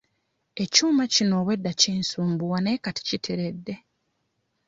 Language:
Ganda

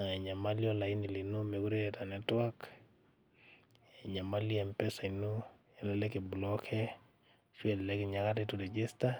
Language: Masai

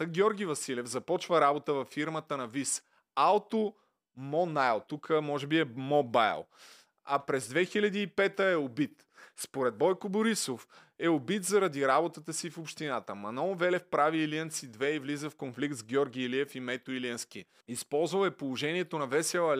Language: Bulgarian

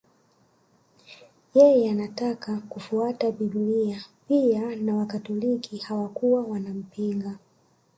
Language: Swahili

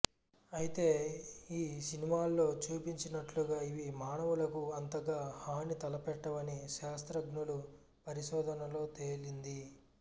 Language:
Telugu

